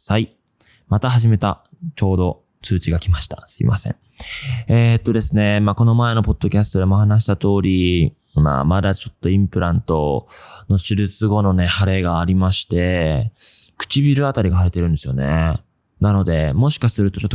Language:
Japanese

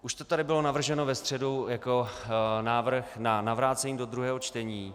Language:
Czech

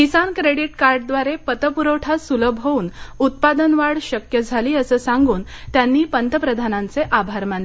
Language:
Marathi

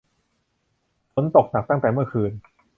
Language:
Thai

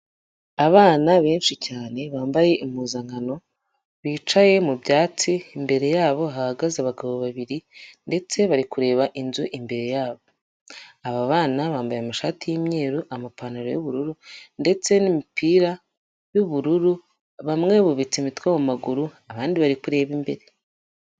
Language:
Kinyarwanda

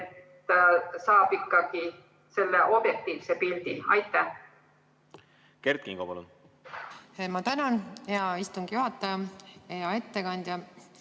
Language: Estonian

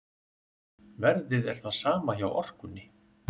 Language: Icelandic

